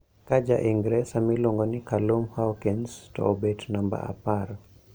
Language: Luo (Kenya and Tanzania)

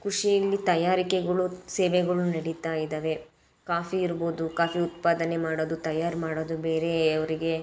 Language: Kannada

